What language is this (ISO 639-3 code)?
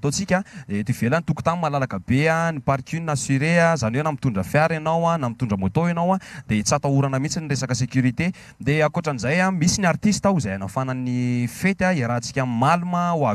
ara